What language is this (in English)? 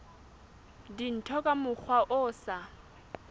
Southern Sotho